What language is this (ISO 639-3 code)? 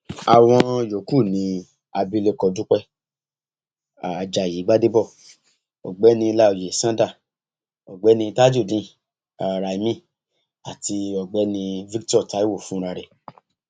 yor